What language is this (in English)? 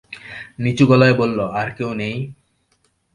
Bangla